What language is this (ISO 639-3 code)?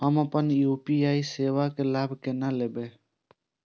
mai